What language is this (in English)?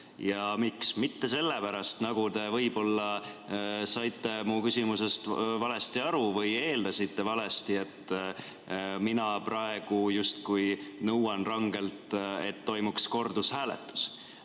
Estonian